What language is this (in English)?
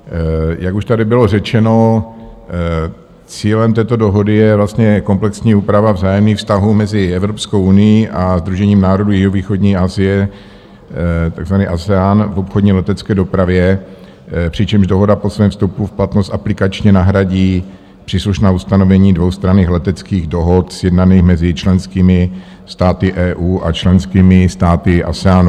Czech